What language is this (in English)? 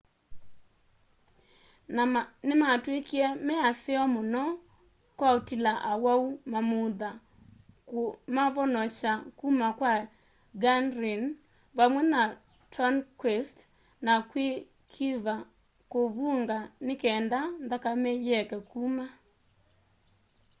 Kamba